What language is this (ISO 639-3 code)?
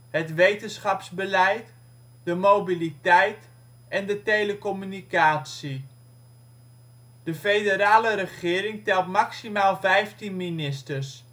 nld